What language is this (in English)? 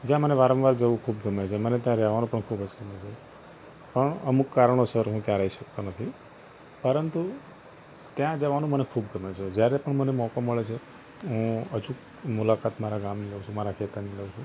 Gujarati